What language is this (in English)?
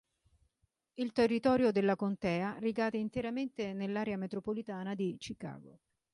Italian